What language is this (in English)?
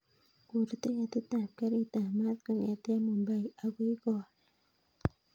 Kalenjin